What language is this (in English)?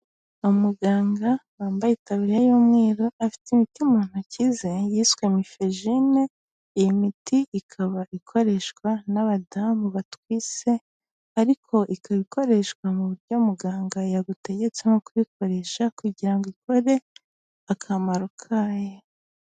Kinyarwanda